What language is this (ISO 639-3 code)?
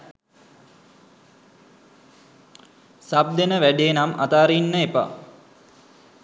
sin